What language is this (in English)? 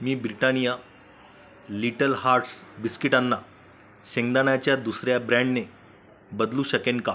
Marathi